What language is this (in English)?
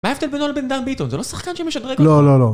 Hebrew